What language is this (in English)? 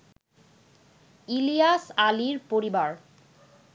Bangla